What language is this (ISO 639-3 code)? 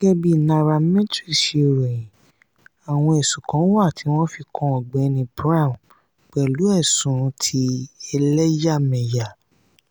yor